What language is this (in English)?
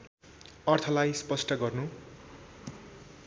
Nepali